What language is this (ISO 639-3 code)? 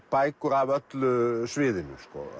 isl